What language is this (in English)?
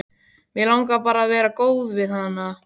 Icelandic